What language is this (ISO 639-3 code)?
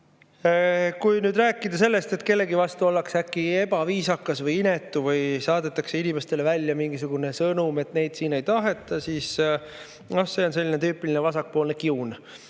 est